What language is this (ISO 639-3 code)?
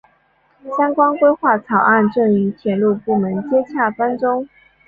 zho